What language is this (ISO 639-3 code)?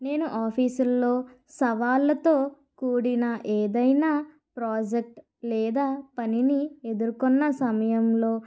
tel